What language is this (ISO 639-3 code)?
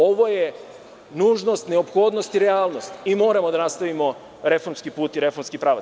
srp